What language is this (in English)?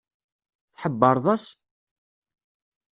Kabyle